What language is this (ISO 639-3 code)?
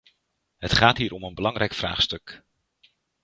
nld